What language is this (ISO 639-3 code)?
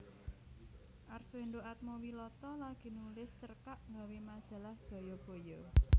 jav